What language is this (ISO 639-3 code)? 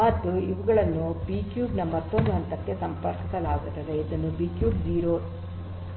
kan